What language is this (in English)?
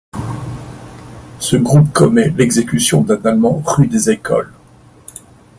French